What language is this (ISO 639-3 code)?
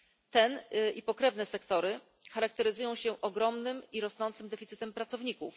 pol